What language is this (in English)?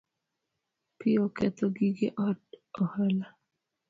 Luo (Kenya and Tanzania)